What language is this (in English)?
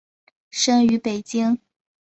Chinese